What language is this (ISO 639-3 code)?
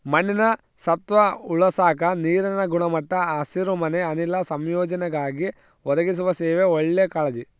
kan